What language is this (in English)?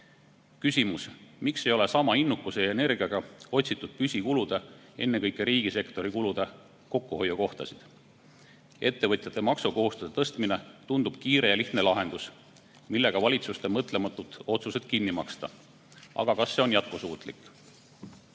Estonian